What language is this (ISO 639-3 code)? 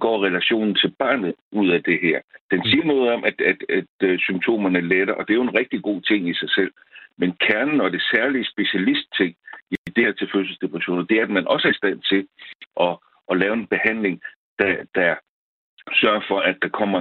dan